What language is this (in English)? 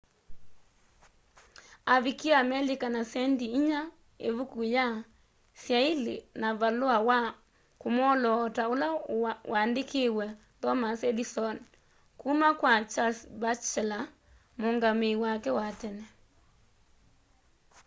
Kamba